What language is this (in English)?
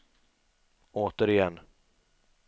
Swedish